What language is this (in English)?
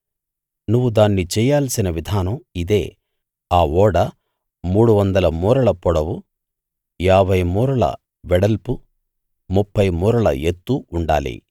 Telugu